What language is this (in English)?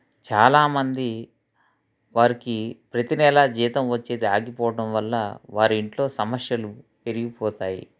Telugu